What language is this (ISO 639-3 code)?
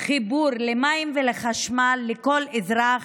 heb